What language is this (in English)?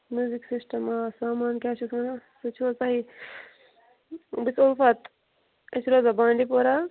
Kashmiri